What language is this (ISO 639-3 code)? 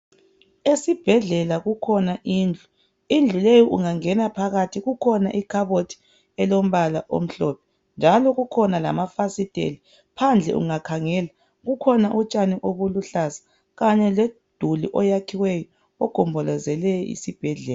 nde